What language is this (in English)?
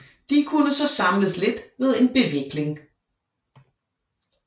Danish